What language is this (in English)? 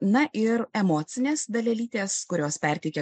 Lithuanian